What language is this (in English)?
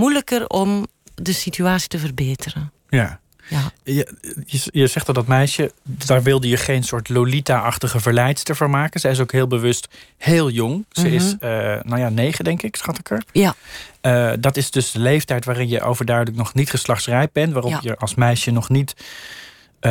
Dutch